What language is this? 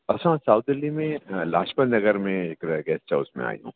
Sindhi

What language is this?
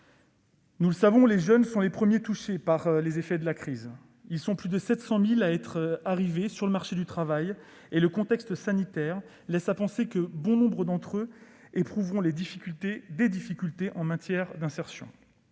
French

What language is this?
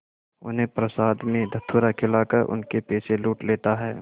Hindi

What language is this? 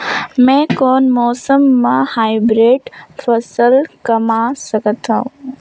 Chhattisgarhi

